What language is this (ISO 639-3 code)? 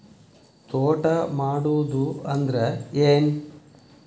kan